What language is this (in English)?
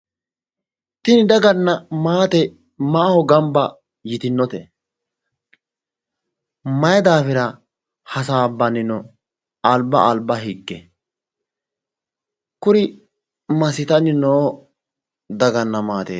Sidamo